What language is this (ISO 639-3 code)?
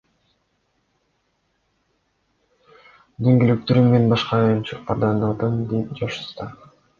kir